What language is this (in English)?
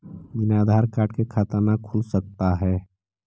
Magahi